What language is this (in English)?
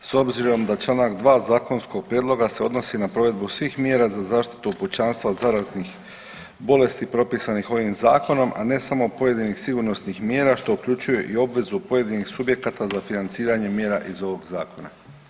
Croatian